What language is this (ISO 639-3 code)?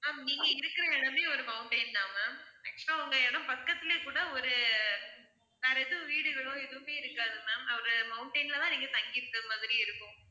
tam